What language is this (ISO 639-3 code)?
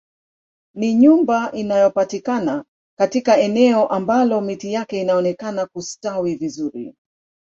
swa